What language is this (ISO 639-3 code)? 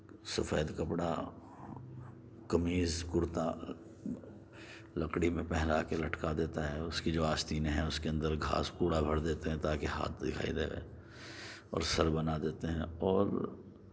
urd